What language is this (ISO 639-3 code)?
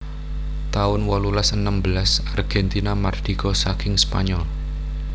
jav